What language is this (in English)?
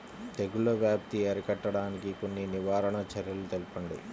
Telugu